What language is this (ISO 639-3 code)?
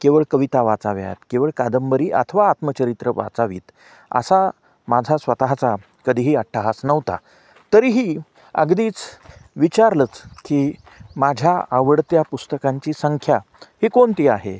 mar